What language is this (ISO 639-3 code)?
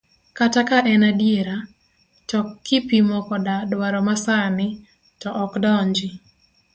luo